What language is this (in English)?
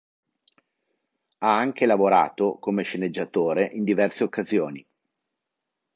Italian